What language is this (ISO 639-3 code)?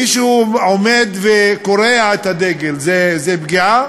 heb